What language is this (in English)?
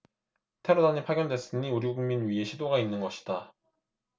Korean